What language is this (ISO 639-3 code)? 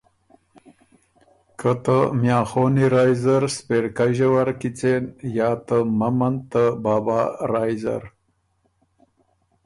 oru